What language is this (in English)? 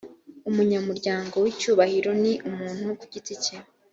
Kinyarwanda